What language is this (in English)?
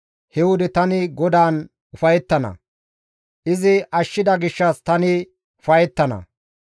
Gamo